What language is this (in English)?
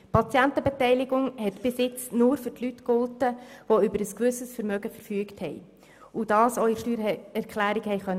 Swiss German